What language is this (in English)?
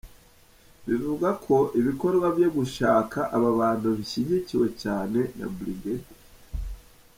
Kinyarwanda